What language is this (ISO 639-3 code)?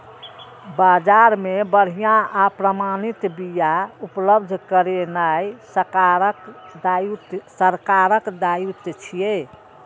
mai